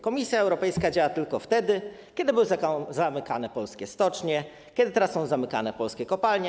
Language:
Polish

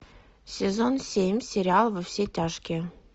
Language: Russian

